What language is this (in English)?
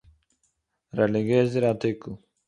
Yiddish